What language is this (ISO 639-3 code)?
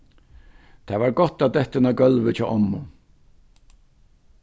fao